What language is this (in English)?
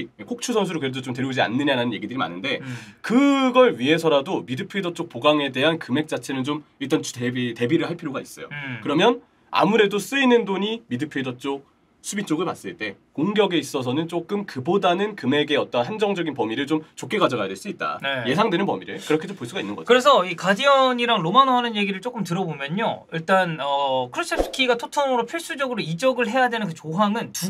Korean